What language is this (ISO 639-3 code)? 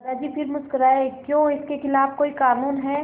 hin